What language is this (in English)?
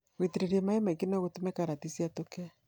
Kikuyu